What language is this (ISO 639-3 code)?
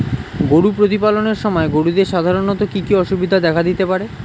ben